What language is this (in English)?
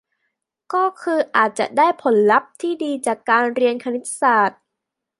Thai